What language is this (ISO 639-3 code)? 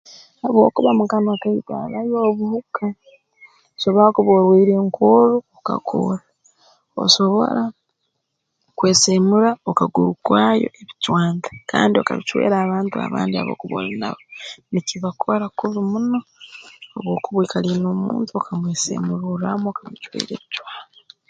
ttj